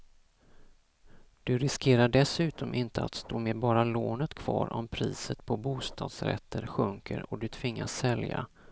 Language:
Swedish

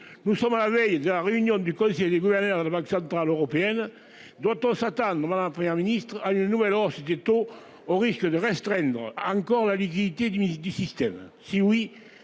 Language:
French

